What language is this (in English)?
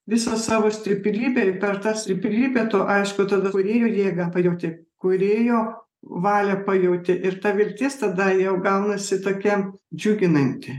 Lithuanian